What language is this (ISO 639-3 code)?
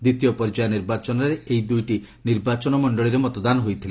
ori